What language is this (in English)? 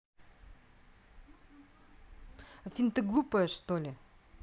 Russian